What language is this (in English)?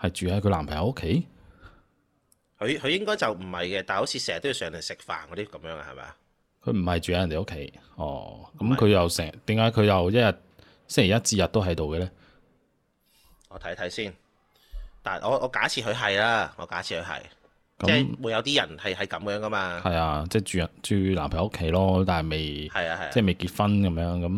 Chinese